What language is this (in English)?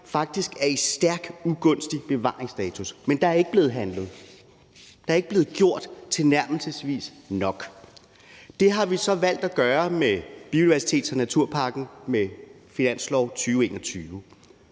Danish